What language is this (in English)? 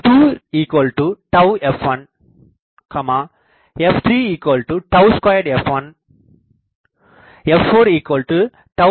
Tamil